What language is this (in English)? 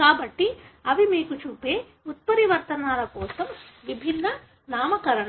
Telugu